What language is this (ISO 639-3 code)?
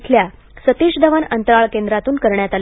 mar